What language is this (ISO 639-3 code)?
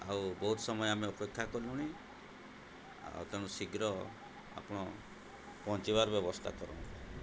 ori